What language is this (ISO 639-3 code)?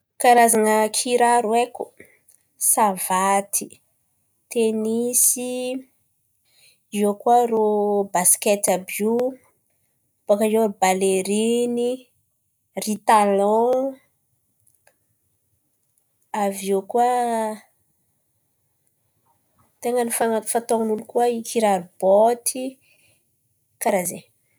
xmv